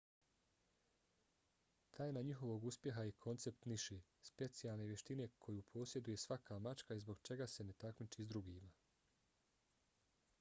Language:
Bosnian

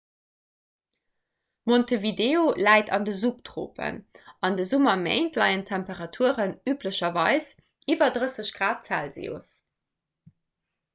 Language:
Luxembourgish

